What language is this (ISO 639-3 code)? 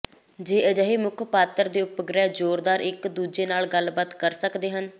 pan